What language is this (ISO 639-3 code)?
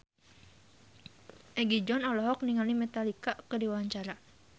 sun